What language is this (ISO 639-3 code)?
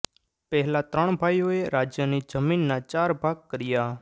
guj